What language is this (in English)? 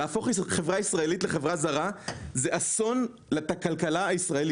Hebrew